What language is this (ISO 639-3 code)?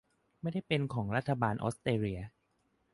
tha